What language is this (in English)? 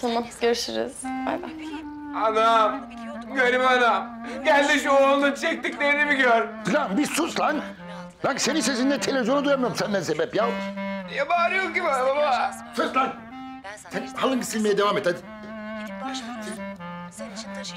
Turkish